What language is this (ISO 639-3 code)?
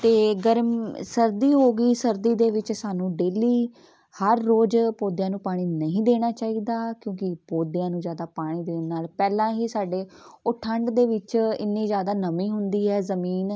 pan